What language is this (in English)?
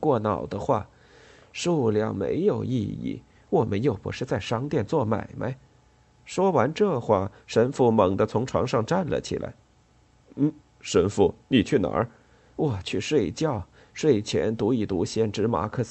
Chinese